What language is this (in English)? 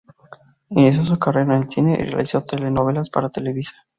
Spanish